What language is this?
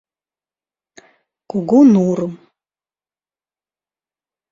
Mari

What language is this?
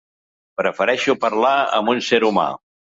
Catalan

